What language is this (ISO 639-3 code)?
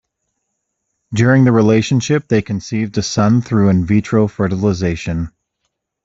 eng